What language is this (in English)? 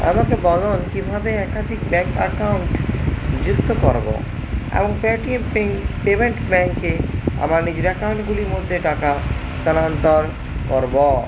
Bangla